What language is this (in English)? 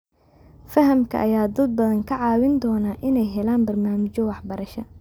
Somali